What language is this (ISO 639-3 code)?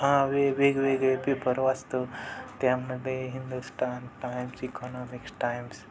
mar